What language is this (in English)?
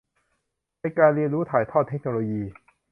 Thai